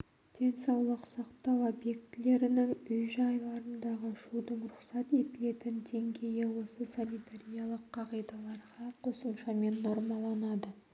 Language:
Kazakh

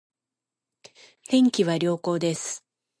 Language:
Japanese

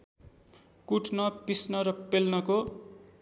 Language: Nepali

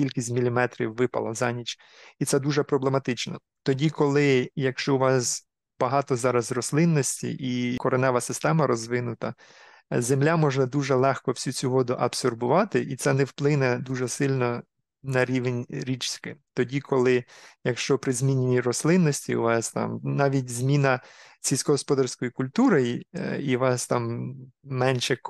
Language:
Ukrainian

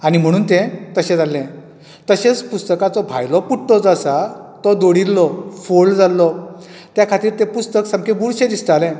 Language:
Konkani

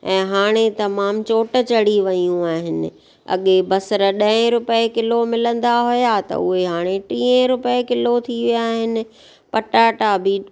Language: Sindhi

